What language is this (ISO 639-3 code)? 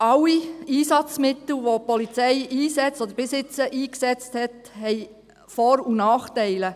gsw